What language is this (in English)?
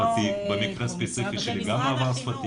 Hebrew